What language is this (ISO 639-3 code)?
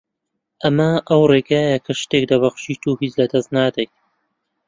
ckb